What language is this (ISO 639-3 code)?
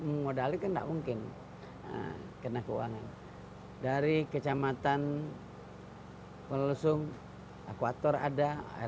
ind